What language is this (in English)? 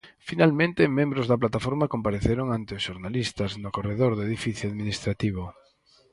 Galician